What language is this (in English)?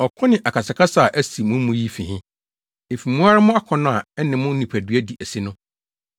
Akan